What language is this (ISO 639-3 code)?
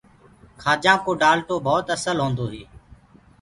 ggg